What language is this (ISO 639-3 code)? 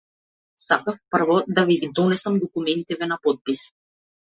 mkd